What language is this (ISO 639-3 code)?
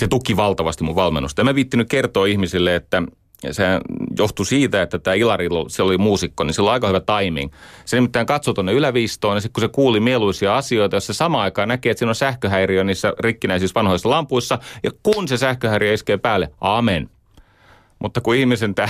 fin